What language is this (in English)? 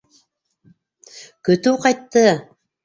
Bashkir